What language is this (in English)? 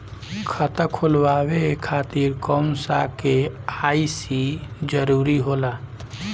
Bhojpuri